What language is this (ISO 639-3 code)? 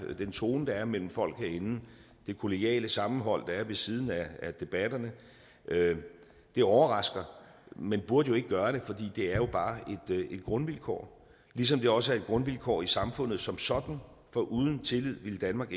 dan